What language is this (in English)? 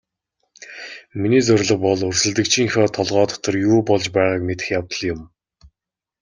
Mongolian